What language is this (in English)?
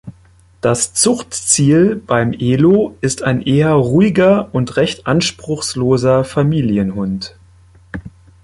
German